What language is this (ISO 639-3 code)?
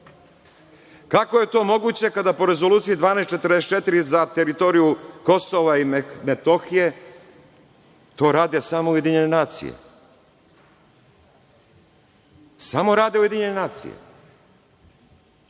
srp